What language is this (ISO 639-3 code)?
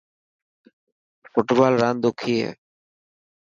mki